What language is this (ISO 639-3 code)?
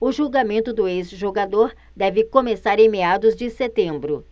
por